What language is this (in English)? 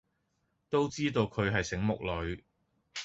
Cantonese